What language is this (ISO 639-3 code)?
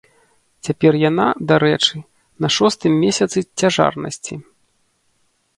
bel